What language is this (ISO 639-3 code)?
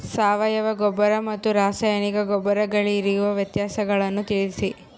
kan